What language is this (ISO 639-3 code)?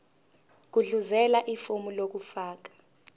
zul